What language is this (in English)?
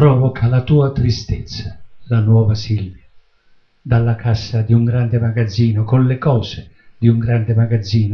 Italian